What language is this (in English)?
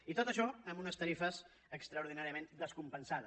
Catalan